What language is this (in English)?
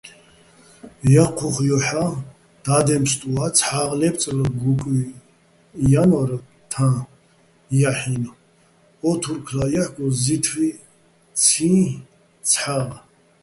Bats